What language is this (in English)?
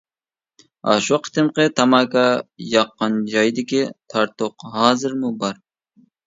Uyghur